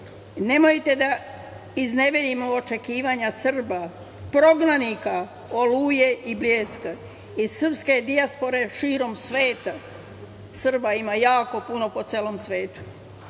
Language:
Serbian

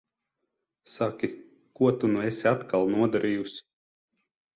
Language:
Latvian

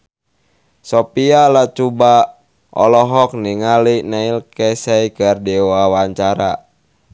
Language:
Sundanese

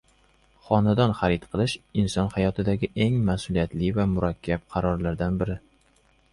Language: Uzbek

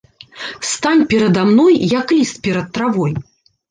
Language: Belarusian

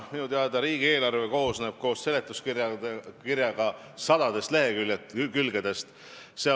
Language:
Estonian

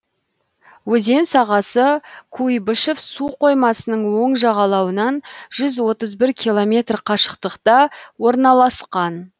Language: Kazakh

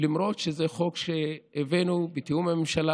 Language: Hebrew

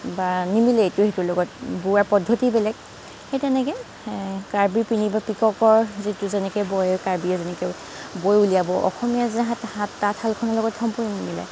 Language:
Assamese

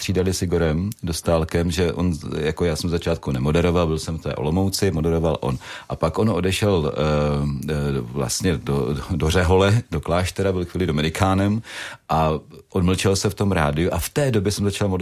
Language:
Czech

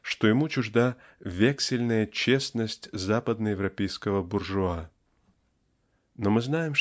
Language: Russian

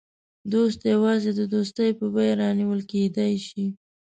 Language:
Pashto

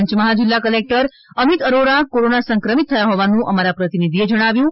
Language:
Gujarati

